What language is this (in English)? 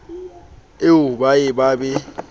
Southern Sotho